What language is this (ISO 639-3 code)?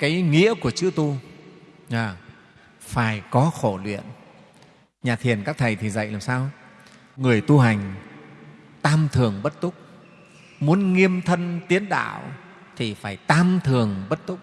vie